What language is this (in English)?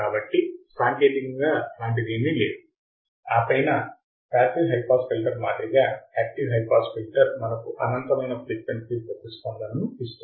Telugu